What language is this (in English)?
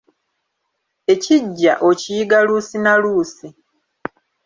Ganda